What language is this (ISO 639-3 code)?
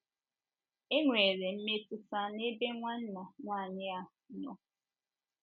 ibo